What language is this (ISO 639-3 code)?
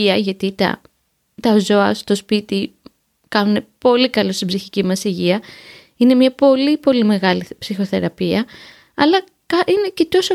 ell